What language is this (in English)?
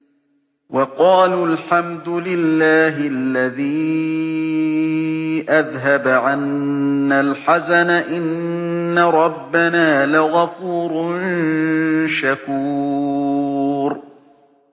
Arabic